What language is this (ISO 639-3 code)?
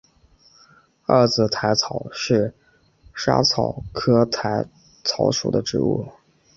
zho